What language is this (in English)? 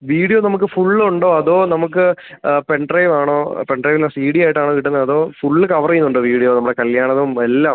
Malayalam